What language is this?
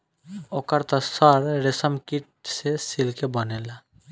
Bhojpuri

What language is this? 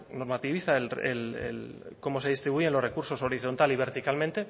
Spanish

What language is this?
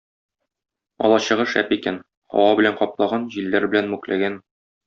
Tatar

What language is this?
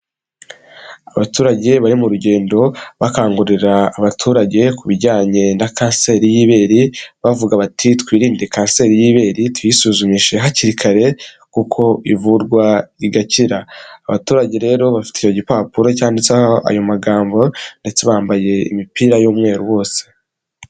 Kinyarwanda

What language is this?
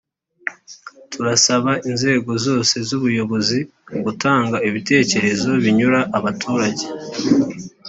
Kinyarwanda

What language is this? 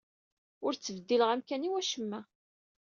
Kabyle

